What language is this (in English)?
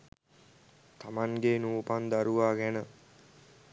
Sinhala